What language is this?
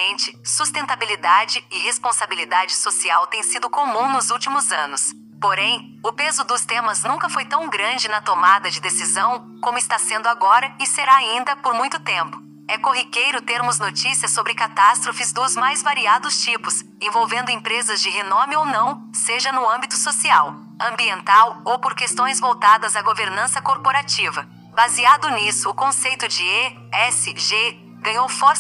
Portuguese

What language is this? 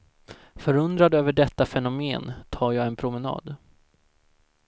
Swedish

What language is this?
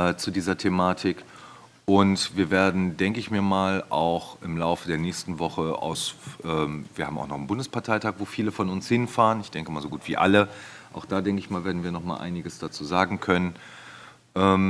German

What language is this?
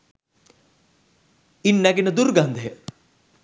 Sinhala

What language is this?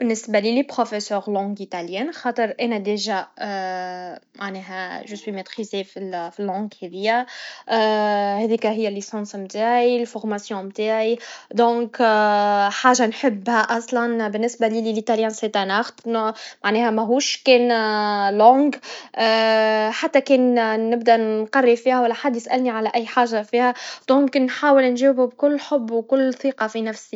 Tunisian Arabic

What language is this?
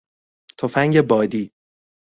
Persian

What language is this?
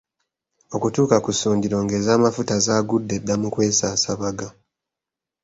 Ganda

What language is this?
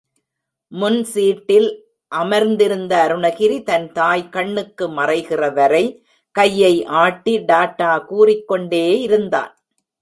Tamil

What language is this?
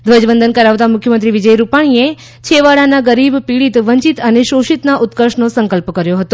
Gujarati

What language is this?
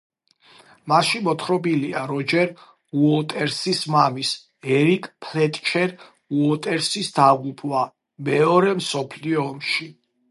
Georgian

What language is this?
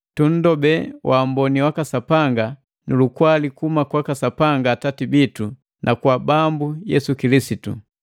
Matengo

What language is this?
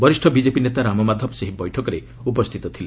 Odia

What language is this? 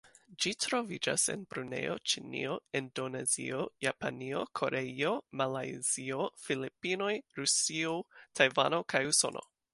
Esperanto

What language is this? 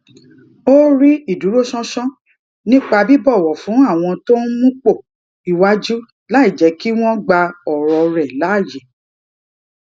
Yoruba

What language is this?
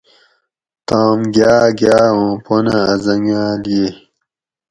Gawri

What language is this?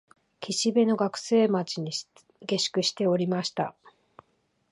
Japanese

